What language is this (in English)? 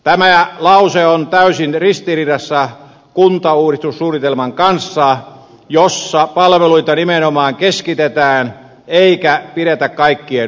Finnish